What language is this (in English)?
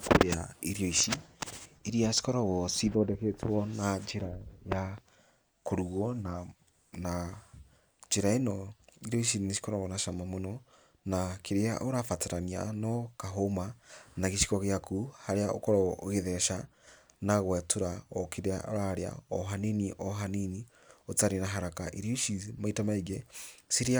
Kikuyu